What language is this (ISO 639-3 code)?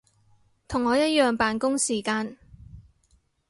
yue